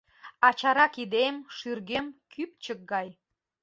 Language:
Mari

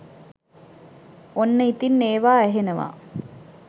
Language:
Sinhala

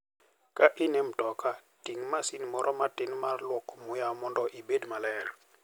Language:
Luo (Kenya and Tanzania)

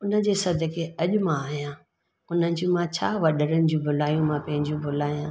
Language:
Sindhi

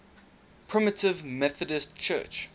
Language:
English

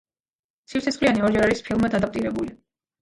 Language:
Georgian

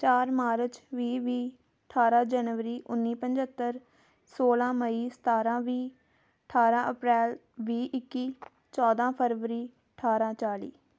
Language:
Punjabi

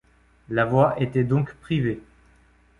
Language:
French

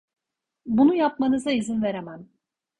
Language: Turkish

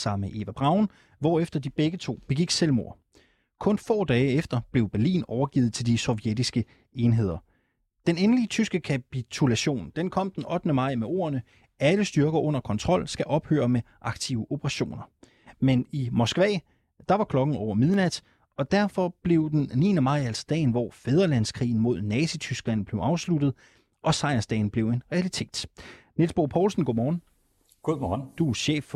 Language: Danish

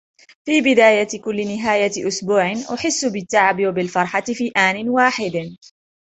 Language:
Arabic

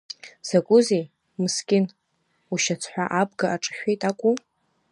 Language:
Abkhazian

